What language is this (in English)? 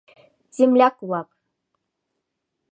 Mari